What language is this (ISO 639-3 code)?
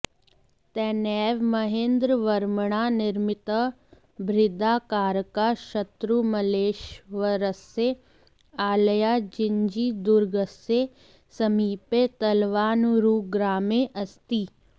san